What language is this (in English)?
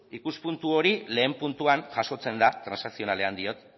Basque